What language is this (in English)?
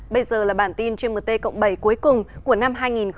Vietnamese